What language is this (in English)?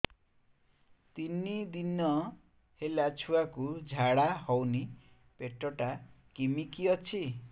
Odia